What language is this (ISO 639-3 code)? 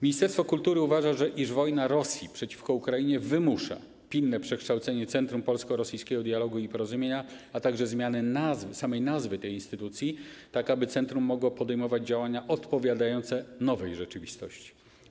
pol